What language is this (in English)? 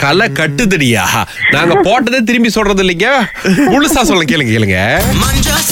Tamil